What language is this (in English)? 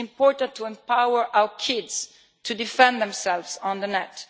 English